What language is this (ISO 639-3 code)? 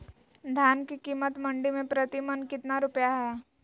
mag